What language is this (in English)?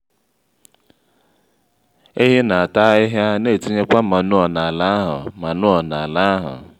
Igbo